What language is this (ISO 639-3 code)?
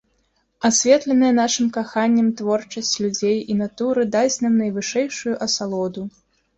bel